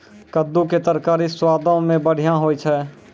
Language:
Maithili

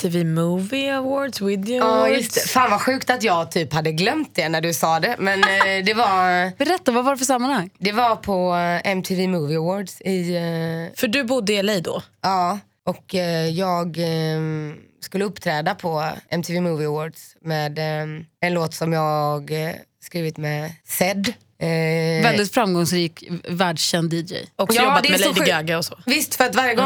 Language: Swedish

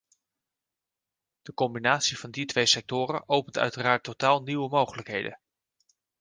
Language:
Dutch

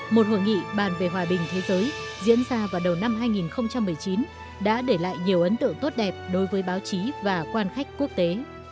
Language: Vietnamese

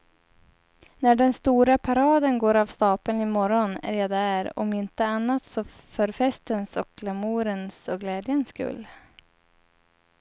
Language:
Swedish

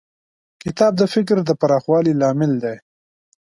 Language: Pashto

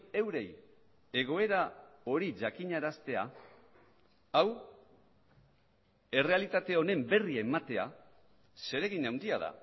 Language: Basque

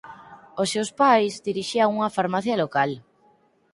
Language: Galician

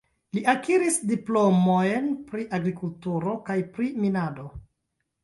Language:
Esperanto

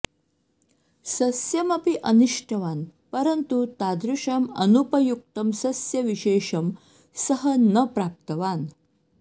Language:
Sanskrit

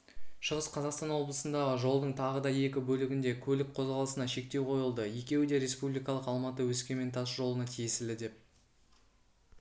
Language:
Kazakh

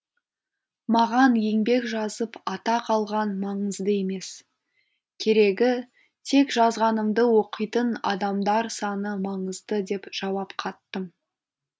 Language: Kazakh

